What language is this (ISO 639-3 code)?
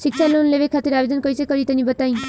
bho